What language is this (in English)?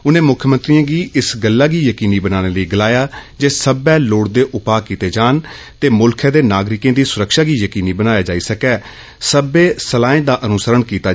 Dogri